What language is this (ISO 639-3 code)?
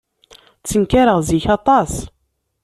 kab